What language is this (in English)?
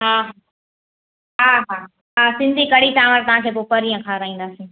Sindhi